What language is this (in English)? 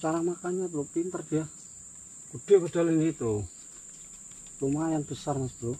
Indonesian